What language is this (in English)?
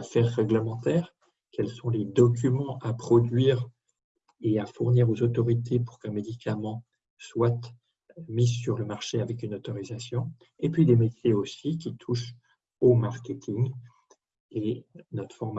French